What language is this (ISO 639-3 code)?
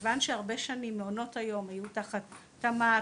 heb